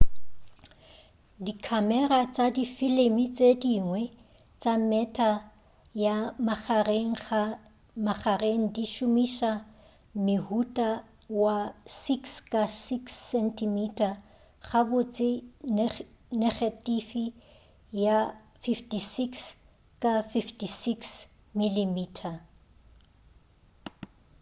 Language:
Northern Sotho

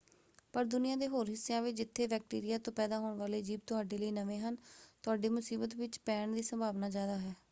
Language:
Punjabi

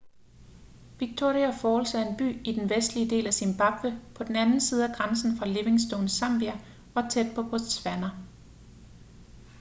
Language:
Danish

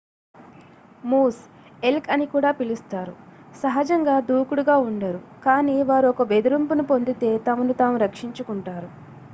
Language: Telugu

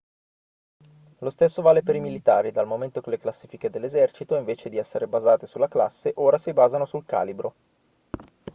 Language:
Italian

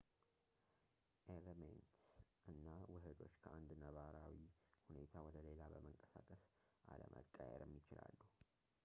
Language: Amharic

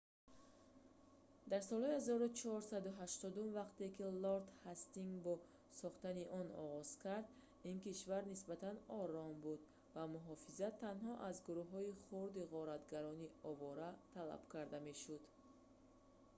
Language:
Tajik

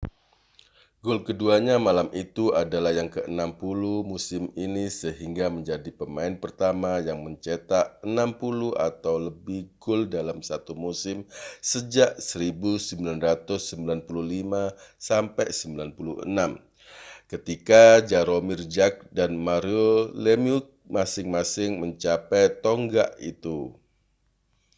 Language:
Indonesian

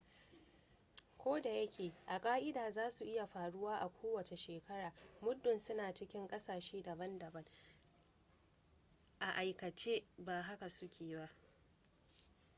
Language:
Hausa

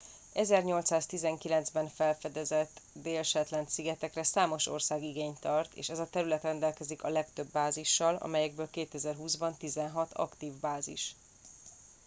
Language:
Hungarian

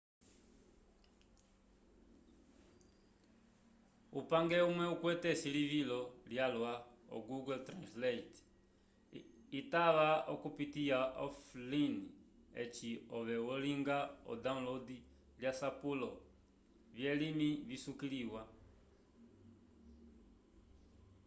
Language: Umbundu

